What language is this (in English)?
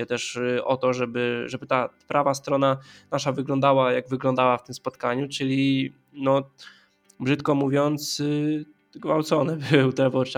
Polish